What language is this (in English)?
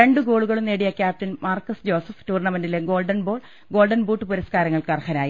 Malayalam